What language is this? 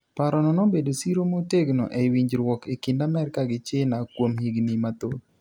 Luo (Kenya and Tanzania)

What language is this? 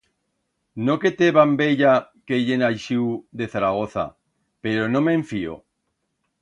Aragonese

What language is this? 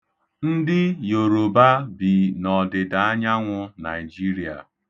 Igbo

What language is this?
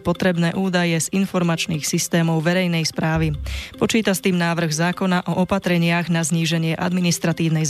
Slovak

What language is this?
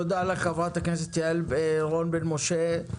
Hebrew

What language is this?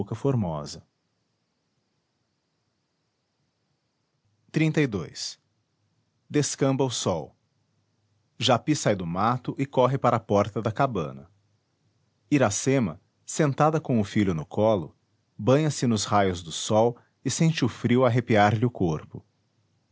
Portuguese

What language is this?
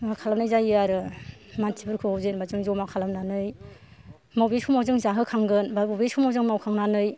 Bodo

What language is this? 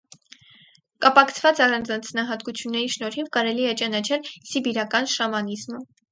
Armenian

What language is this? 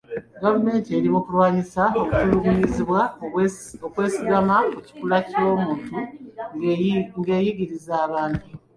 Ganda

